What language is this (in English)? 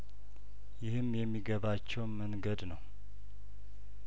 Amharic